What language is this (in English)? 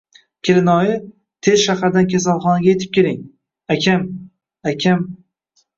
Uzbek